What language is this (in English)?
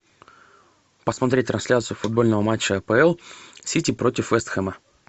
Russian